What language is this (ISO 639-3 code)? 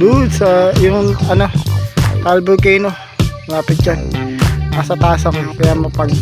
fil